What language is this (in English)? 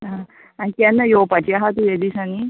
Konkani